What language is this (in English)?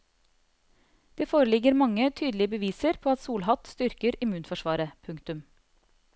Norwegian